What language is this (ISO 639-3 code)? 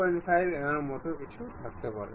ben